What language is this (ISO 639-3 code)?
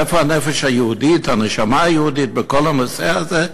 heb